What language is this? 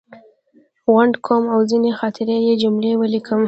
Pashto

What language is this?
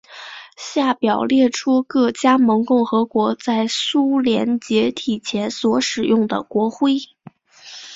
Chinese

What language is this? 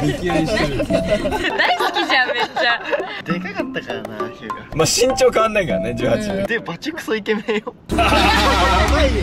Japanese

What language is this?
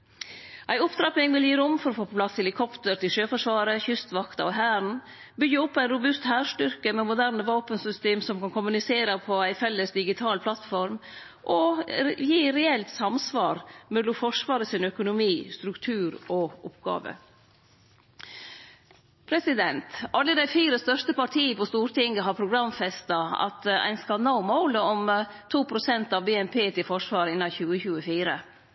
Norwegian Nynorsk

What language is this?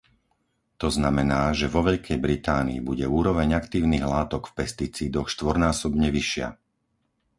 Slovak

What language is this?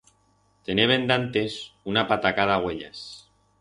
Aragonese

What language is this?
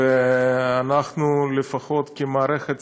Hebrew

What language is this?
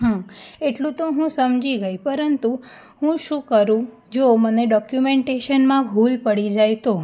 Gujarati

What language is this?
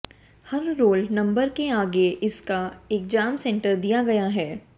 Hindi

